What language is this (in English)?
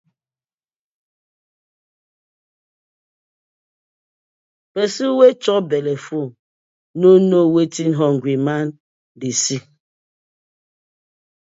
Nigerian Pidgin